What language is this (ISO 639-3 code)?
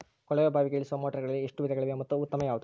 kan